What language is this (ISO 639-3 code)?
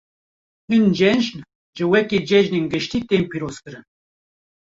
kur